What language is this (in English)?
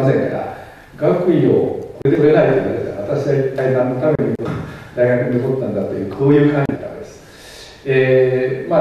Japanese